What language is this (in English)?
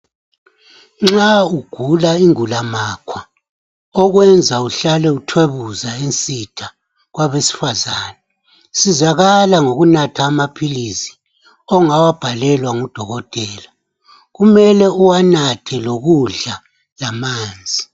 North Ndebele